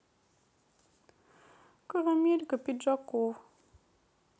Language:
Russian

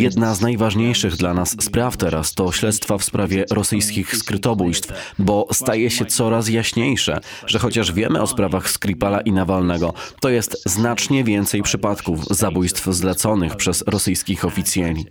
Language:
Polish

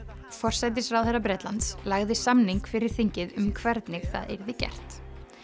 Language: Icelandic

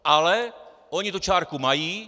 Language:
Czech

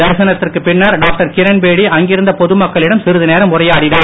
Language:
Tamil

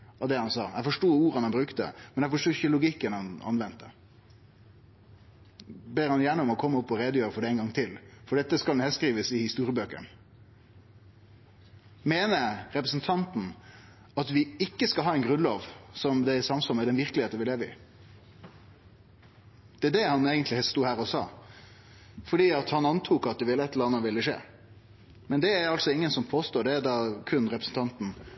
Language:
Norwegian Nynorsk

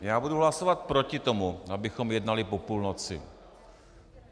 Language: Czech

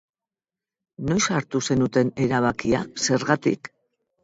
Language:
Basque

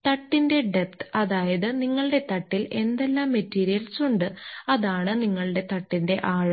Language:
Malayalam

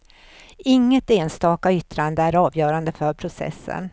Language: Swedish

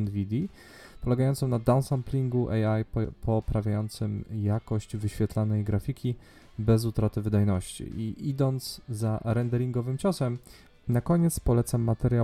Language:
Polish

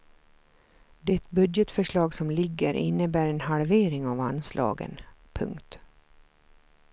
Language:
Swedish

